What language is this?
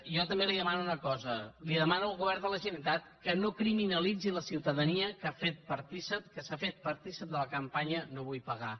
Catalan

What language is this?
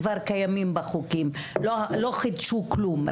Hebrew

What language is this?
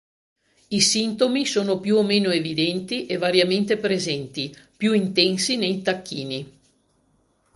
Italian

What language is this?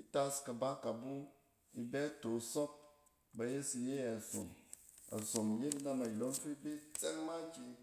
Cen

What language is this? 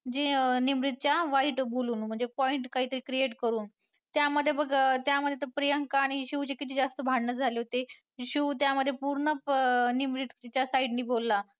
Marathi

